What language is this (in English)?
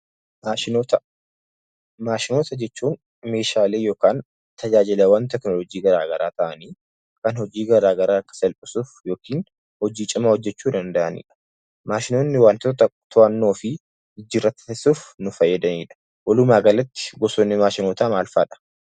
Oromo